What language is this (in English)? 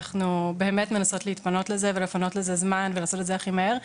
Hebrew